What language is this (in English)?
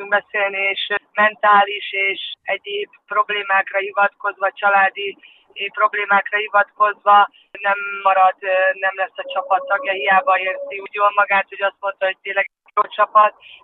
Hungarian